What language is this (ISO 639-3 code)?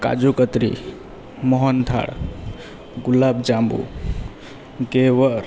guj